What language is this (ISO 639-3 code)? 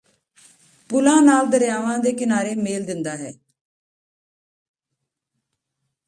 pan